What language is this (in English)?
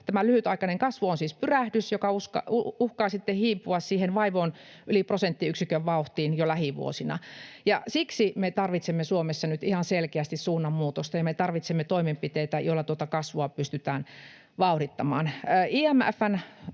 Finnish